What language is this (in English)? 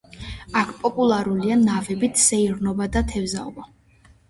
Georgian